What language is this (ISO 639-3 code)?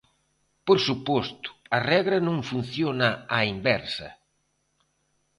glg